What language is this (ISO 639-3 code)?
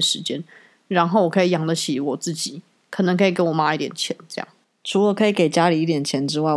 zho